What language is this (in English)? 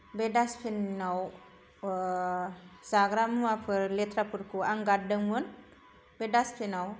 Bodo